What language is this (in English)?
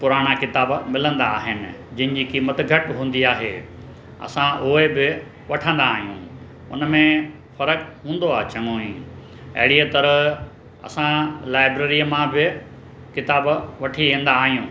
Sindhi